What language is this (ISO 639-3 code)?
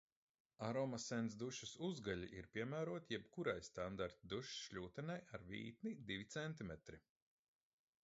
lav